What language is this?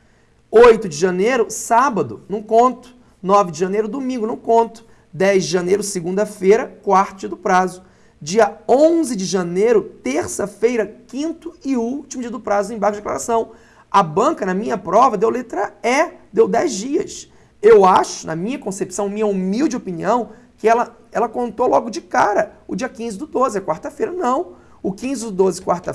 Portuguese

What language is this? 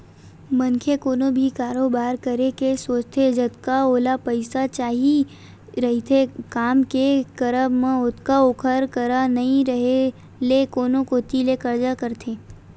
Chhattisgarhi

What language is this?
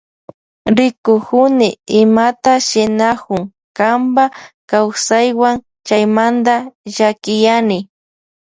Loja Highland Quichua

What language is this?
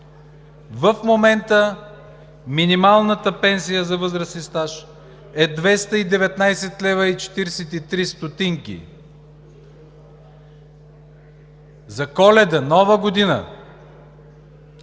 Bulgarian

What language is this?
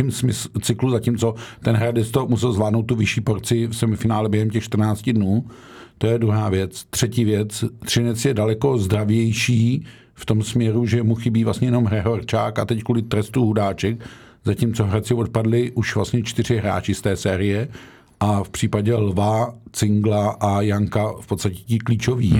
Czech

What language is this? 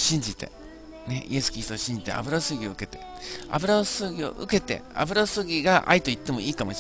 Japanese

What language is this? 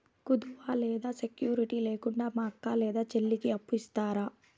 Telugu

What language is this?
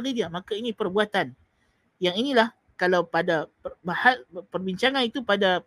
Malay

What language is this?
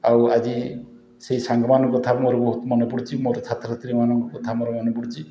Odia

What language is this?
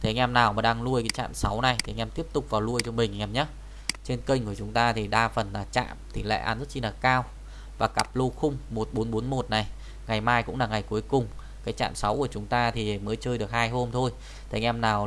Vietnamese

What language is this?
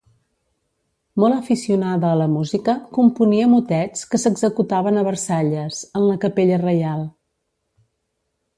Catalan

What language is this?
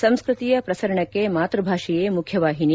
Kannada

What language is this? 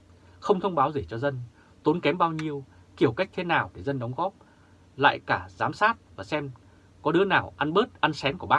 Vietnamese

